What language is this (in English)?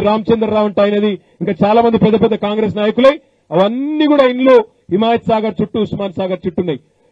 Telugu